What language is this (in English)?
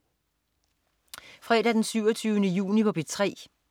Danish